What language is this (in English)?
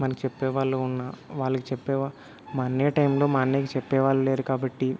Telugu